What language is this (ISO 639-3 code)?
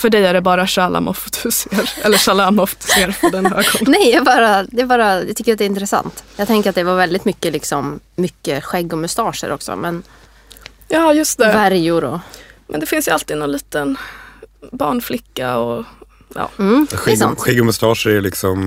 swe